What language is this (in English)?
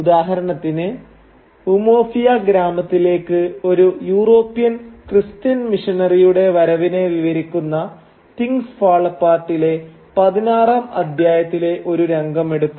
Malayalam